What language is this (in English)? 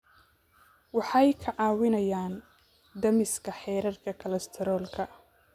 Somali